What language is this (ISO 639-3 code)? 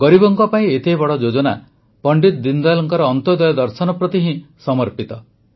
ori